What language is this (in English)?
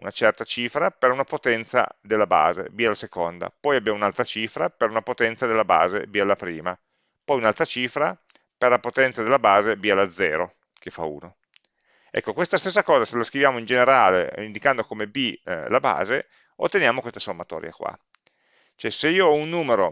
Italian